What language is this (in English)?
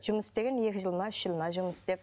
Kazakh